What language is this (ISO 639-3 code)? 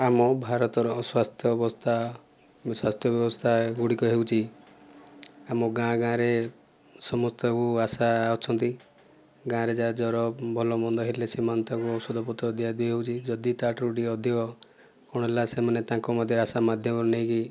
ori